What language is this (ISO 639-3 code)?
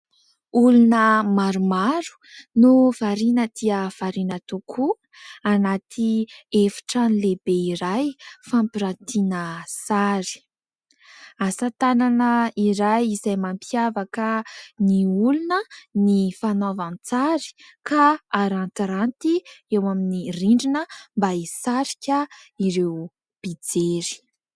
mlg